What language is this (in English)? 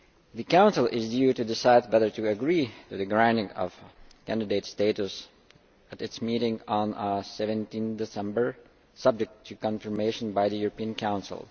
English